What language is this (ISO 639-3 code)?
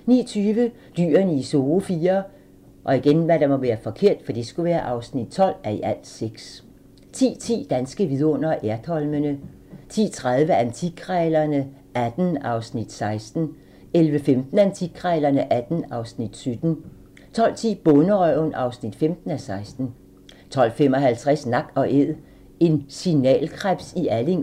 dan